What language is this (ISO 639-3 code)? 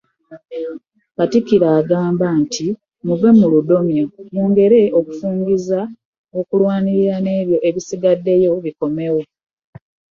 lug